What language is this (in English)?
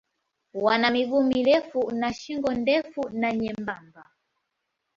Swahili